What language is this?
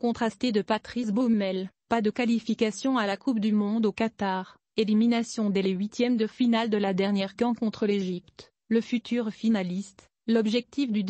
French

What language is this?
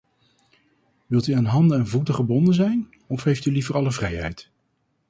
Dutch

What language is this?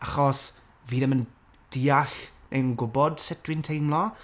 Welsh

